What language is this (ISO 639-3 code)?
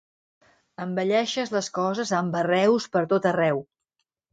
cat